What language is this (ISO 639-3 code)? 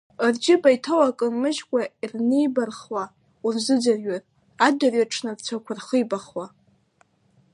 abk